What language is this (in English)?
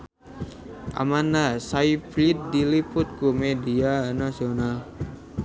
Sundanese